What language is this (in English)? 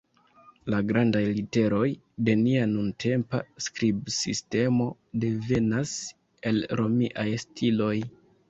Esperanto